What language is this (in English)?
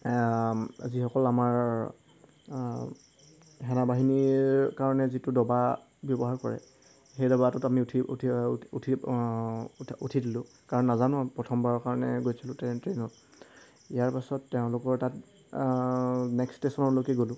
Assamese